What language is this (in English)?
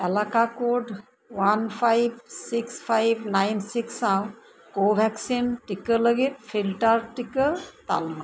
Santali